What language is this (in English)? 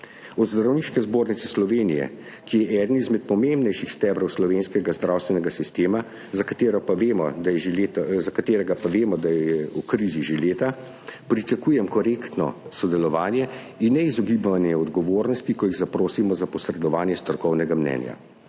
Slovenian